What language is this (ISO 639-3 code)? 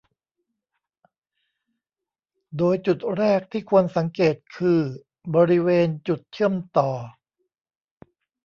tha